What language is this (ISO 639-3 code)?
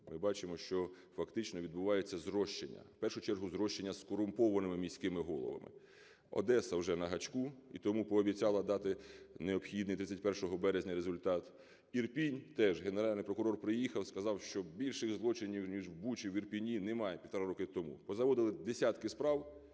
ukr